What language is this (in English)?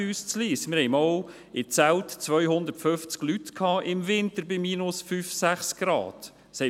Swiss German